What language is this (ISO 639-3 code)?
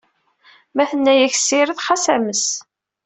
kab